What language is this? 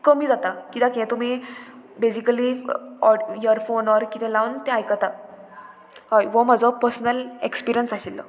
Konkani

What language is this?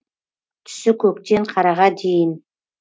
Kazakh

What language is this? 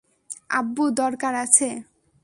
Bangla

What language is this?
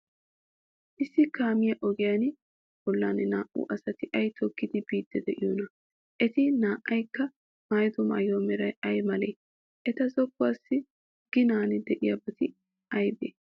Wolaytta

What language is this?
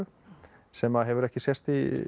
Icelandic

